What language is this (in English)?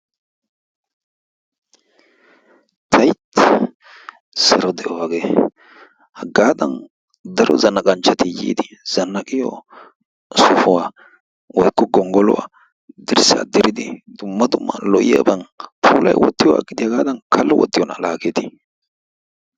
Wolaytta